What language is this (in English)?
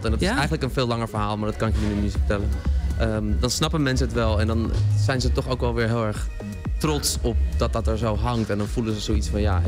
Dutch